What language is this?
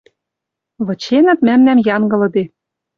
Western Mari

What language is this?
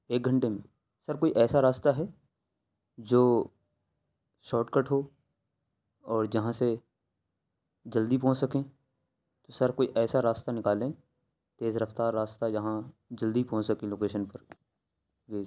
Urdu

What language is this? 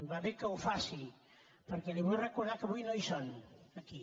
Catalan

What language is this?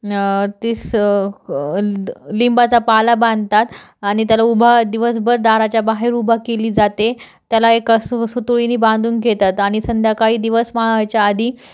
Marathi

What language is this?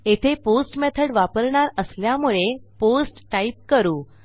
Marathi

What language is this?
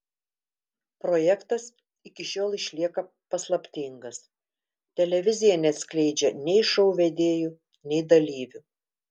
Lithuanian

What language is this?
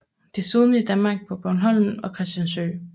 Danish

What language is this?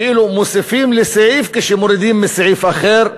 Hebrew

